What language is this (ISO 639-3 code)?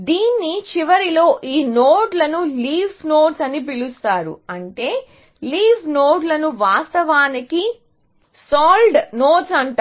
tel